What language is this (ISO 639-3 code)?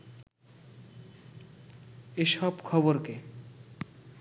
ben